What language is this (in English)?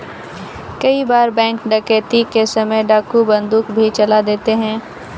Hindi